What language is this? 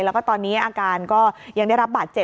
Thai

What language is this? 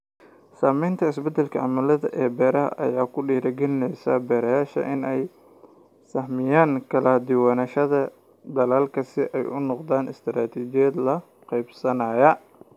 Somali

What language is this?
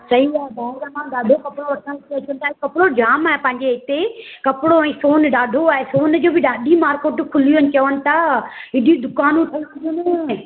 Sindhi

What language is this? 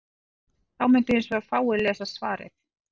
Icelandic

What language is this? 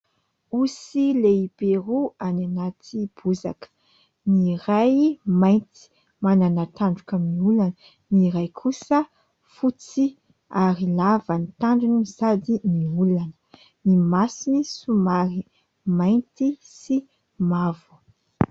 Malagasy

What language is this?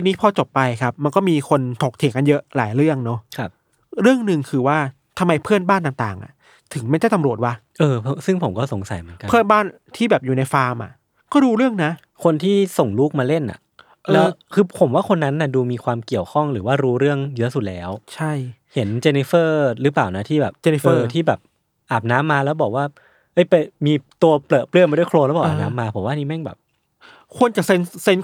Thai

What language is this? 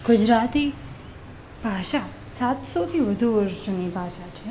Gujarati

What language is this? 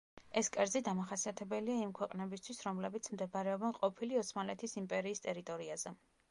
Georgian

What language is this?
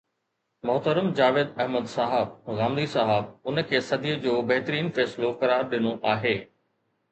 Sindhi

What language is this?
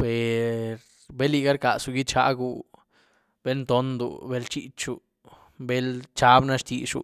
Güilá Zapotec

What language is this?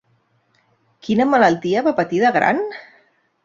Catalan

